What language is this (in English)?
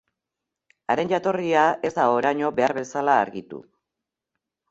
Basque